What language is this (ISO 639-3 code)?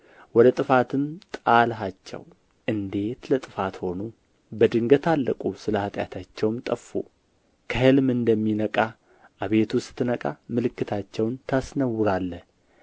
amh